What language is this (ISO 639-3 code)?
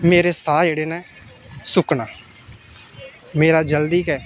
doi